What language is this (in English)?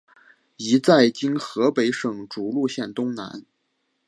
Chinese